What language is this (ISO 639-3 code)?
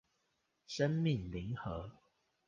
zho